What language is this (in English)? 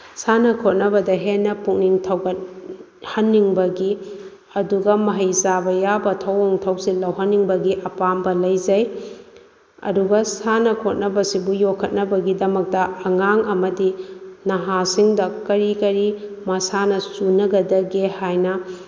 Manipuri